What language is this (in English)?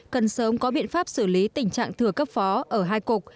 Vietnamese